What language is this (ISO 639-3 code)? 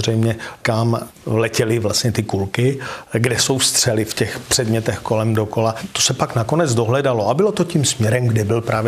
ces